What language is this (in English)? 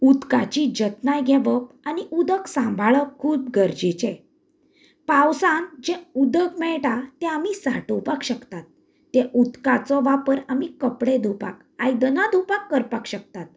Konkani